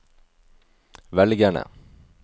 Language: Norwegian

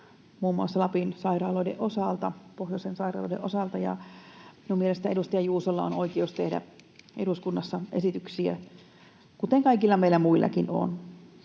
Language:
Finnish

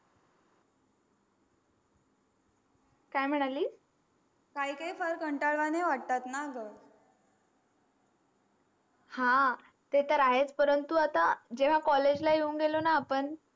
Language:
Marathi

